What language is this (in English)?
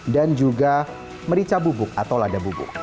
Indonesian